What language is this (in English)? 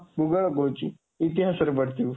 Odia